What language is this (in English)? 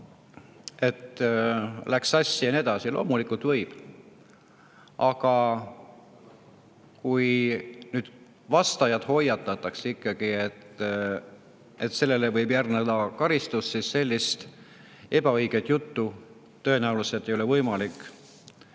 Estonian